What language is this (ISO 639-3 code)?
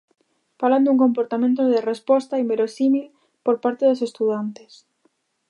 glg